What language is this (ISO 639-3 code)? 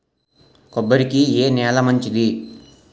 tel